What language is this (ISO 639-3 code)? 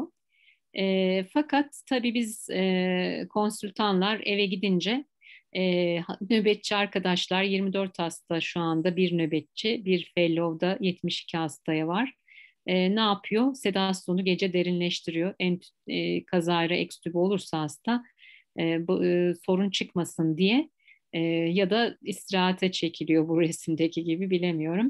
tur